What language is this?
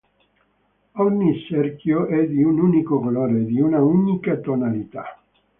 Italian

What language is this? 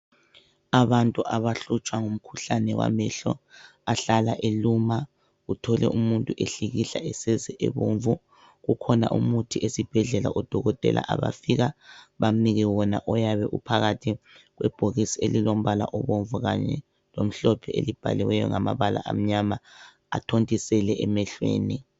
North Ndebele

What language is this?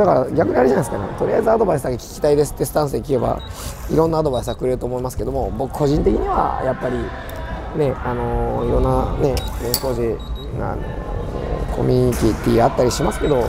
Japanese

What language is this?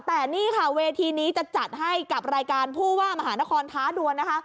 Thai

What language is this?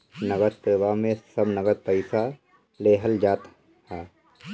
Bhojpuri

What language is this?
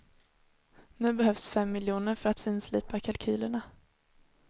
Swedish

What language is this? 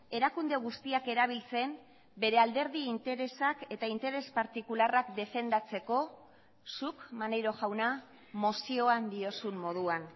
Basque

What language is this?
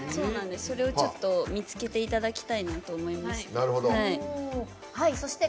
Japanese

